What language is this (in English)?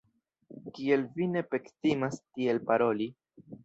Esperanto